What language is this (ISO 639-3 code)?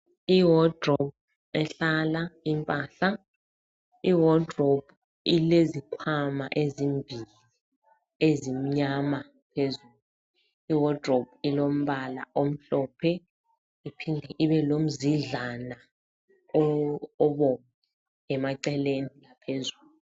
nde